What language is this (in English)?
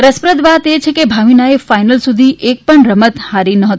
Gujarati